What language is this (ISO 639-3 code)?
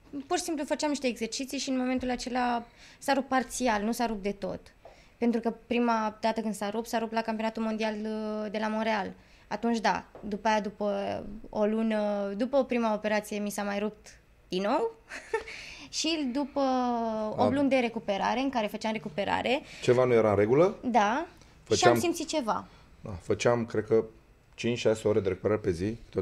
ron